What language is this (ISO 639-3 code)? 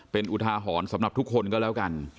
tha